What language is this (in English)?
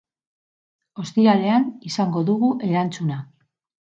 Basque